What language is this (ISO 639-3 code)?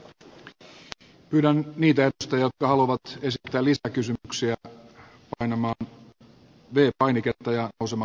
fin